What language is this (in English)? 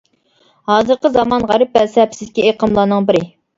Uyghur